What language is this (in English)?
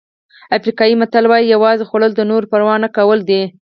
Pashto